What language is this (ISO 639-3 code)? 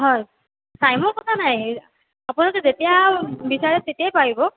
asm